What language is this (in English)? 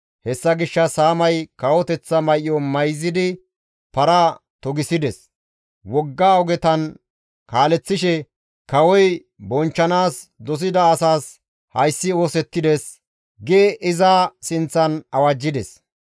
Gamo